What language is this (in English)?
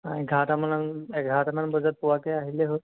Assamese